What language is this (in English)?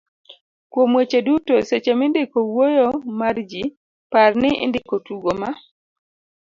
Luo (Kenya and Tanzania)